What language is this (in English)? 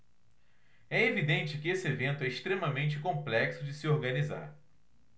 Portuguese